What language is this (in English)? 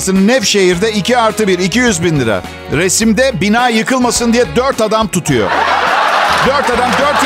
Turkish